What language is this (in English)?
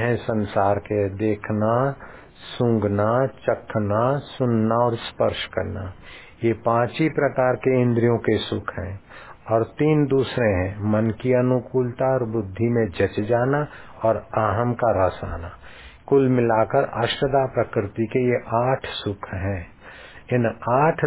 Hindi